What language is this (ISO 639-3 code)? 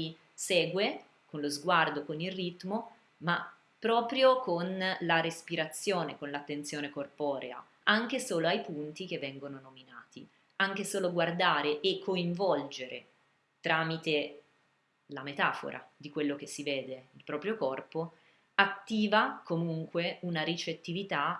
ita